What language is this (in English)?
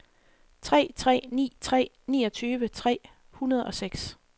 Danish